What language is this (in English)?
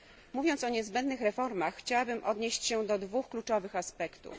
Polish